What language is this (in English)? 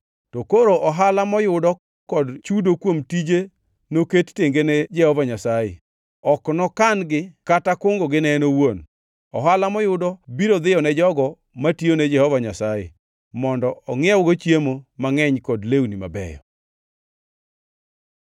Luo (Kenya and Tanzania)